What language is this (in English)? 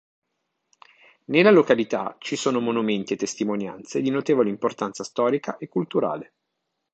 Italian